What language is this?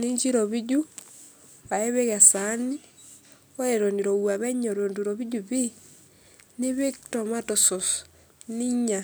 Masai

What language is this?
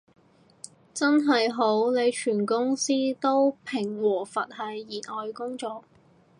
Cantonese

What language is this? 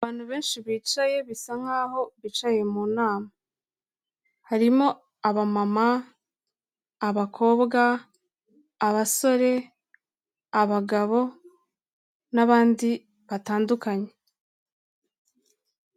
Kinyarwanda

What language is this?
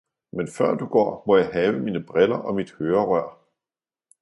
Danish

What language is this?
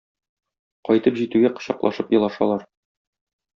Tatar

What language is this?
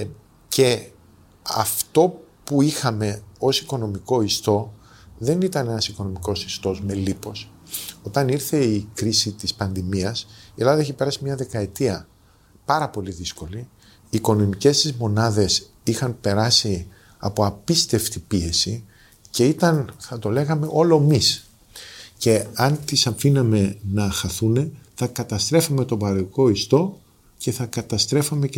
Greek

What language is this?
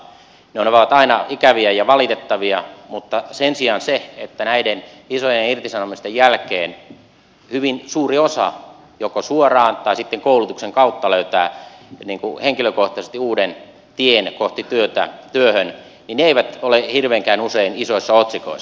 Finnish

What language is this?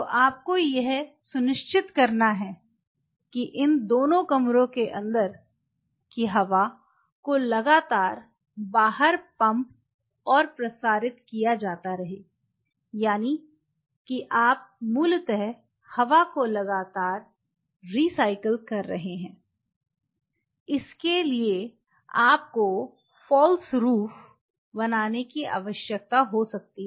Hindi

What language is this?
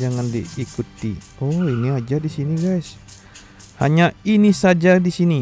Indonesian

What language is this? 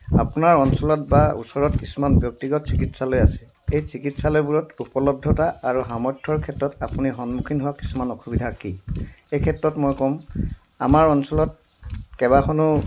Assamese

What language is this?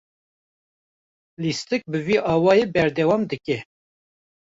Kurdish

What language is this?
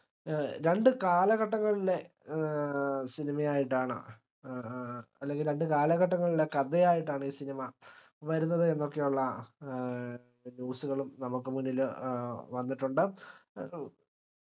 Malayalam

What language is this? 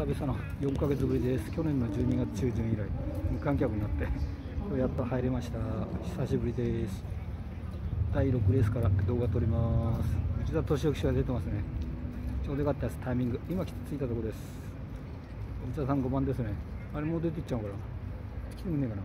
Japanese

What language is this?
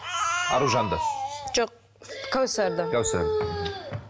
Kazakh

